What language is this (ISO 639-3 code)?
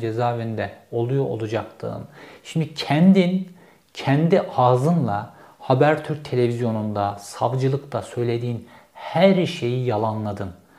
tur